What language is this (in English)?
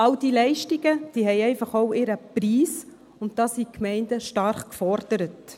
Swiss German